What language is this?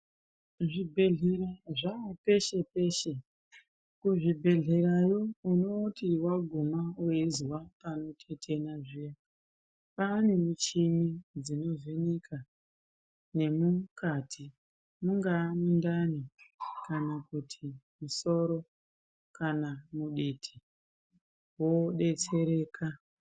Ndau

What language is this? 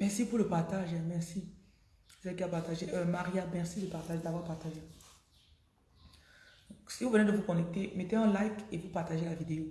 French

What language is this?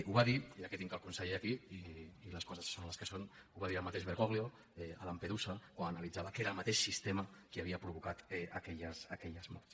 Catalan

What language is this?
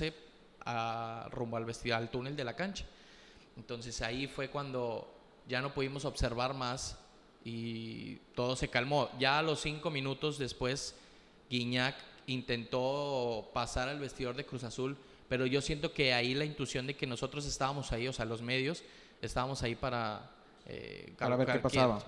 Spanish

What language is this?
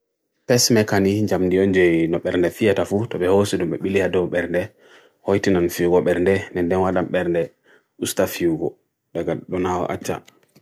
Bagirmi Fulfulde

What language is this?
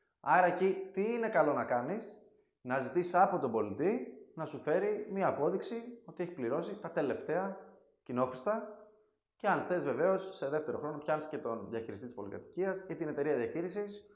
Greek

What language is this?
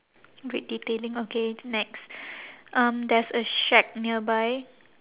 English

